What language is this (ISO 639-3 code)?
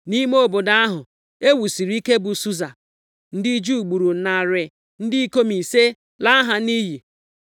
ibo